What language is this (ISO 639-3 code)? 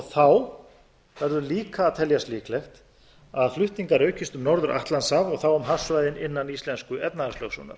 isl